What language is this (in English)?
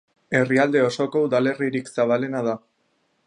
Basque